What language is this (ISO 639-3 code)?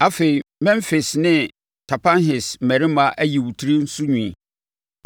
aka